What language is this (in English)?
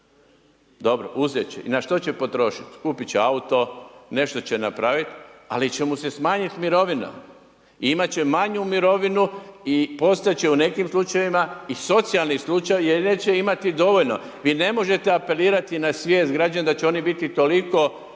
Croatian